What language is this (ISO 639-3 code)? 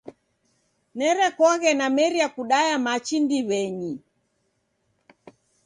dav